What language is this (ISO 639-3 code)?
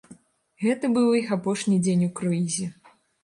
bel